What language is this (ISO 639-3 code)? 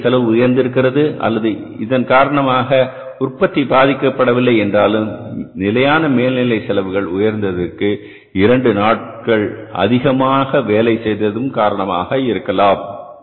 tam